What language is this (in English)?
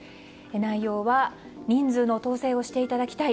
Japanese